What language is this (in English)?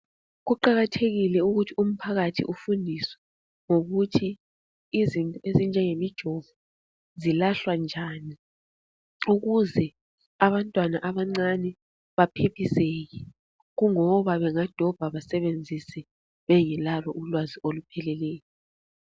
North Ndebele